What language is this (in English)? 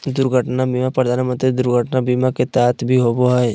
Magahi